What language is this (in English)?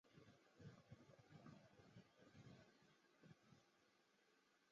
Chinese